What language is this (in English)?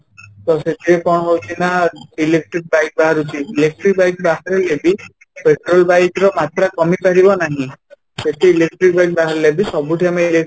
Odia